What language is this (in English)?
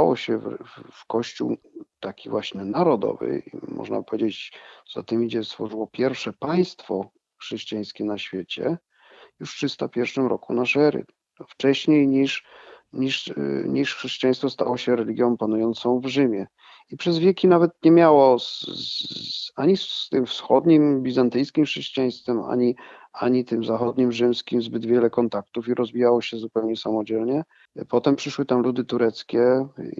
Polish